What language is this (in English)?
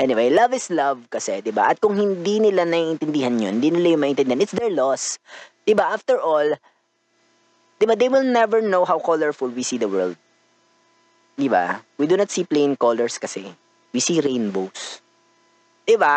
Filipino